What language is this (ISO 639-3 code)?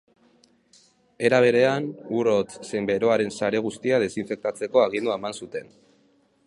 eus